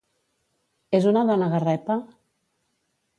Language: Catalan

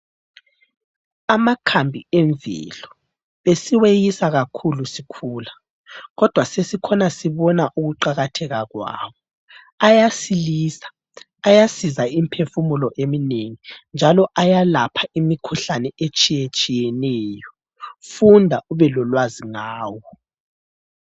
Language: North Ndebele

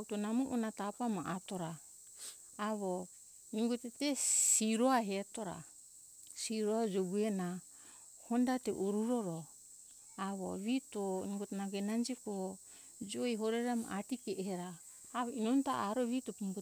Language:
Hunjara-Kaina Ke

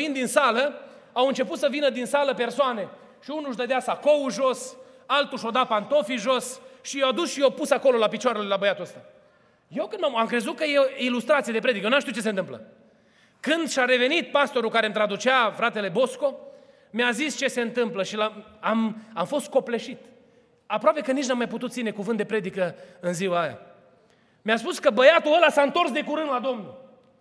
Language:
Romanian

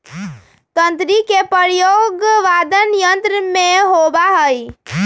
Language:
Magahi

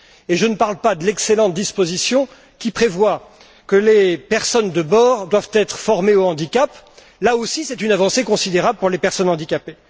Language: French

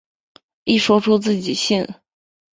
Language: Chinese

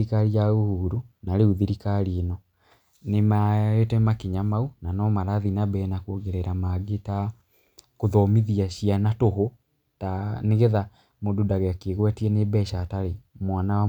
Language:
Kikuyu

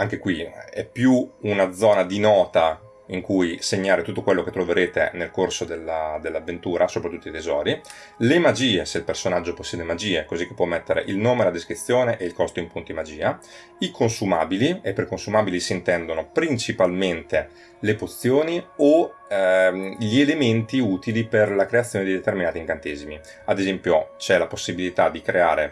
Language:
Italian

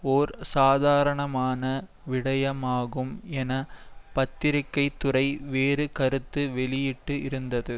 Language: Tamil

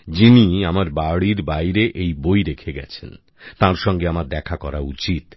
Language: Bangla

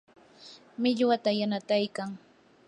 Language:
Yanahuanca Pasco Quechua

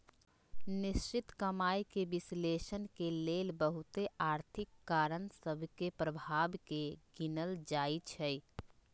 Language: Magahi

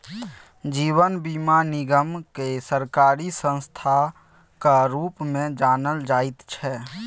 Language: Maithili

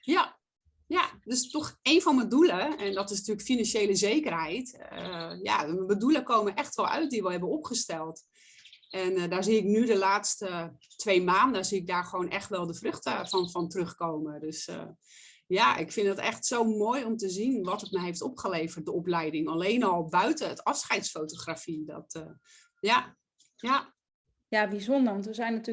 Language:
Dutch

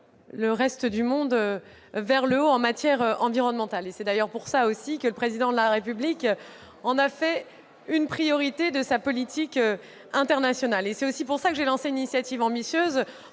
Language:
French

